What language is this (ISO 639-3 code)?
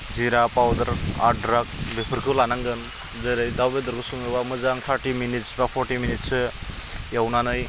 brx